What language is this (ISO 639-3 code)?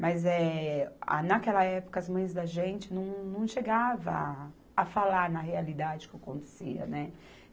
por